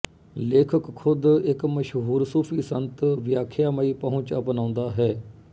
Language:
Punjabi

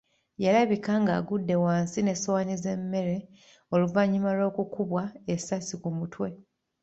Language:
Ganda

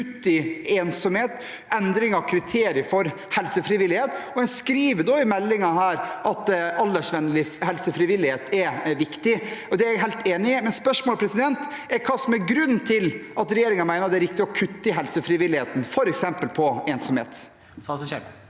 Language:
Norwegian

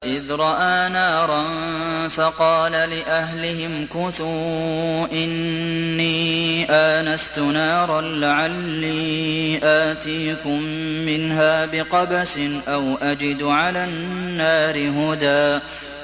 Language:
Arabic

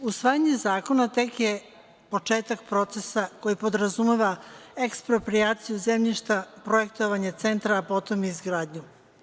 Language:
Serbian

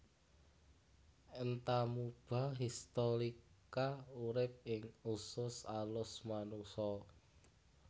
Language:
Javanese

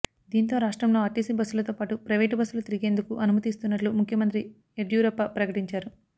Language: Telugu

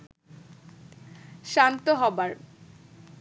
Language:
Bangla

